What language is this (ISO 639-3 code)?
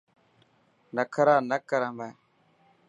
mki